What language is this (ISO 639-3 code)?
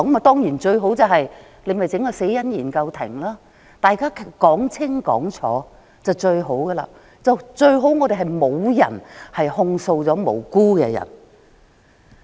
yue